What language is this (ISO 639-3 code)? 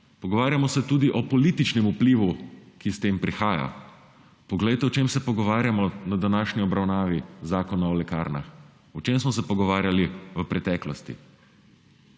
slv